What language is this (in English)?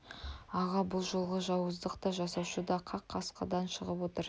Kazakh